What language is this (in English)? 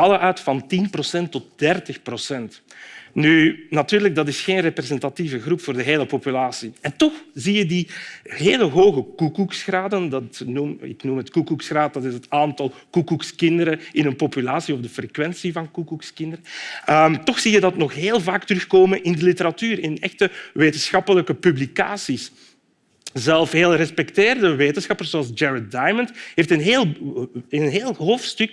Dutch